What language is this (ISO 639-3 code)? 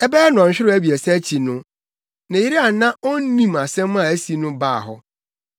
aka